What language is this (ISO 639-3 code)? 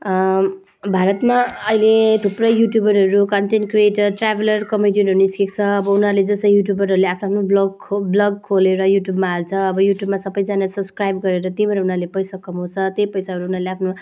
nep